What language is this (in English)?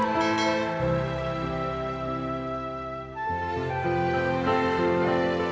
Indonesian